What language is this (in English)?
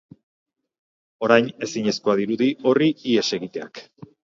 Basque